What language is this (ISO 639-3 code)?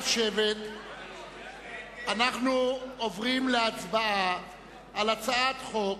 heb